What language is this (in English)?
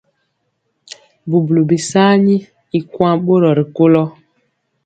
Mpiemo